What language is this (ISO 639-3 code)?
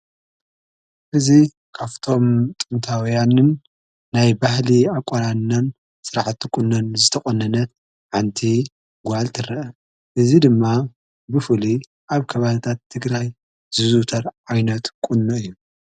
tir